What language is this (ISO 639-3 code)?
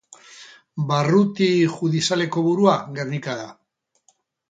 eus